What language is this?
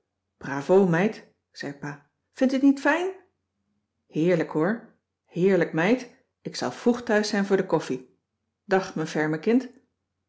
Dutch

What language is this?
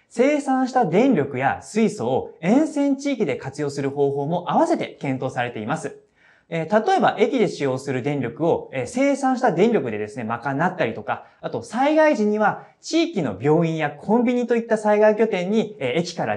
Japanese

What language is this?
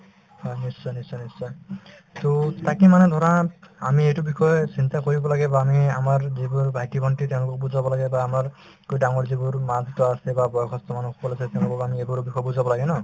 Assamese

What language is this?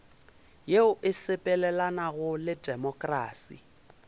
Northern Sotho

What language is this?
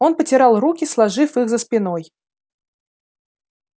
Russian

